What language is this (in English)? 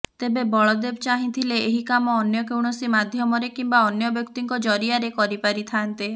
Odia